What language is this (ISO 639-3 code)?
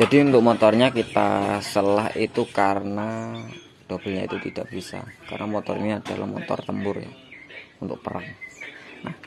ind